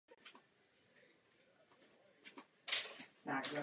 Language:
Czech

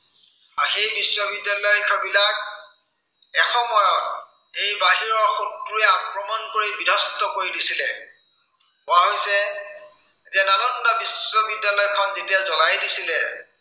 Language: Assamese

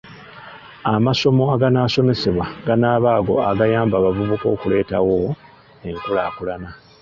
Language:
Ganda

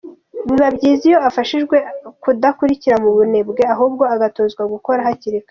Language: Kinyarwanda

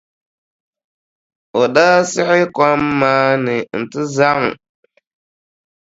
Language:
Dagbani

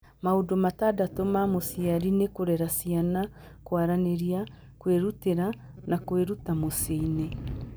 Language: Kikuyu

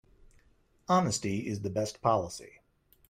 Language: English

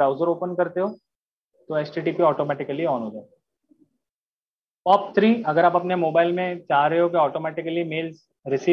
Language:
Hindi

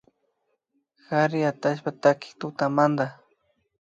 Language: Imbabura Highland Quichua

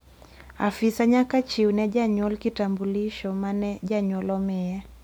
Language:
Luo (Kenya and Tanzania)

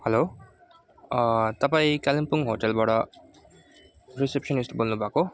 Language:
Nepali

